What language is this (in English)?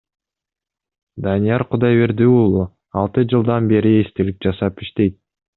Kyrgyz